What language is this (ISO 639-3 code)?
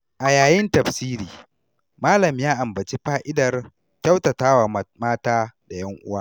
hau